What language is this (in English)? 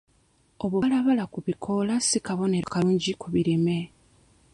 Ganda